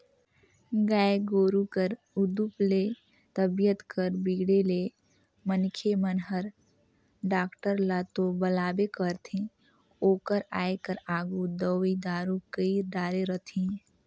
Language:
Chhattisgarhi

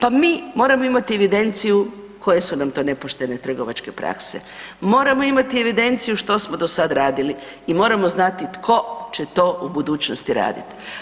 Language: Croatian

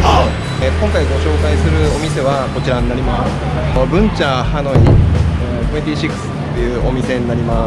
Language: Japanese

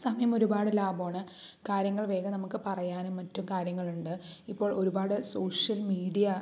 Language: Malayalam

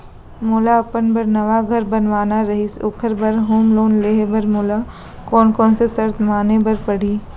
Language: Chhattisgarhi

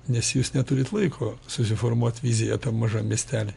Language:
Lithuanian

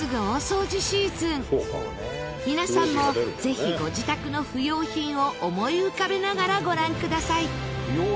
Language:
Japanese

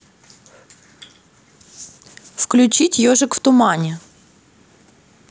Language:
Russian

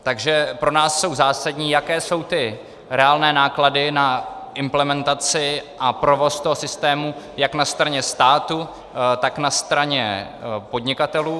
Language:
Czech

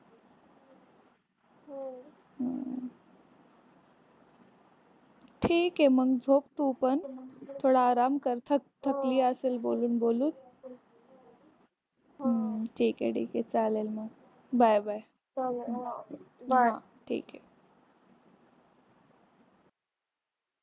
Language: Marathi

